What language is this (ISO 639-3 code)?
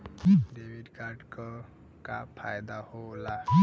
bho